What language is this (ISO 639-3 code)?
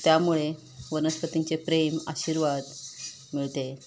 mar